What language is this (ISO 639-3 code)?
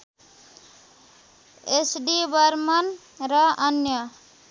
nep